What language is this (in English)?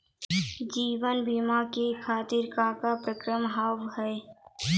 Maithili